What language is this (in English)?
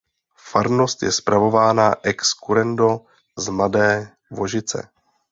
Czech